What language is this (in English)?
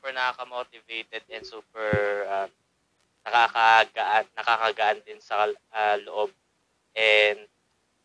Filipino